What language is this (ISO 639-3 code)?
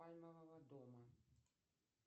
rus